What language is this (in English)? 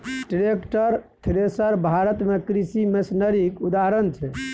Maithili